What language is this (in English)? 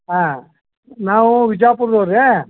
Kannada